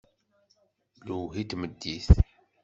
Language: Kabyle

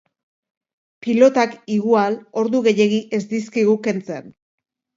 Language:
Basque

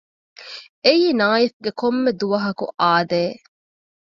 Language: Divehi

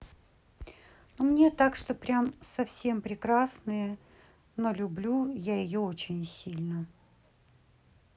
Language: Russian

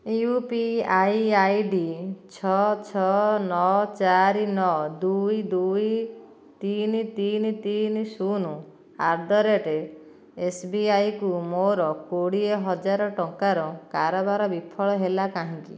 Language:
Odia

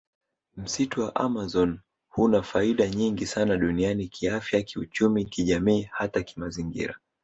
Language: Swahili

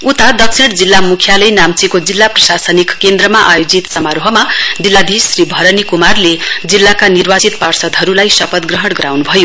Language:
Nepali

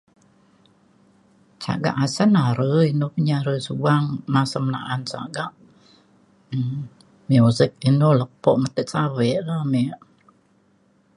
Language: Mainstream Kenyah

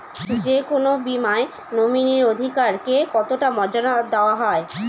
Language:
Bangla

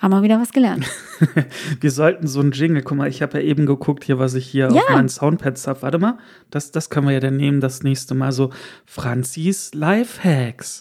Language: German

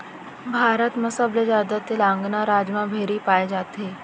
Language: Chhattisgarhi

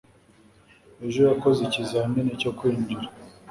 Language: Kinyarwanda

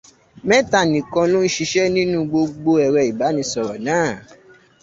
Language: Yoruba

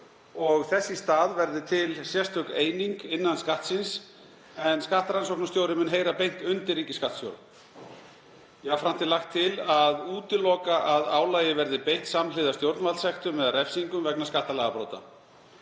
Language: Icelandic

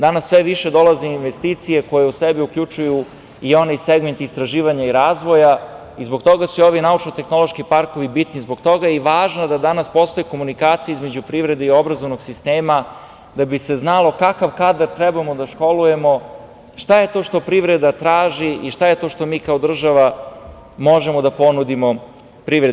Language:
Serbian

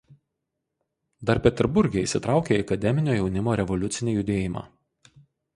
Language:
Lithuanian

